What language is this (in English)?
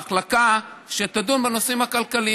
Hebrew